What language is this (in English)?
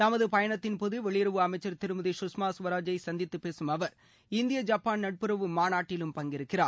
Tamil